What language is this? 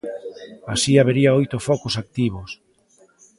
Galician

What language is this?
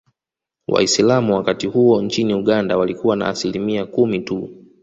Swahili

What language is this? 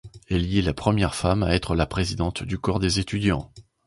French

